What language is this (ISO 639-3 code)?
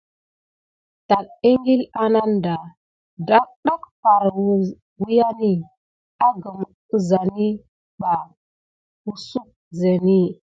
gid